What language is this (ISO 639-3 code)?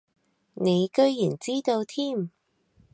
yue